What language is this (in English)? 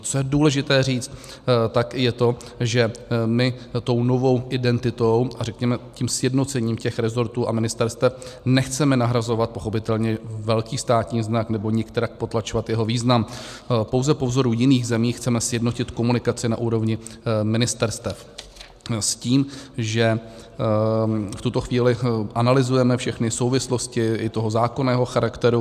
Czech